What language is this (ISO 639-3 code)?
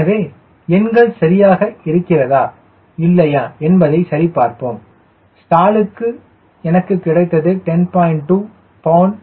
tam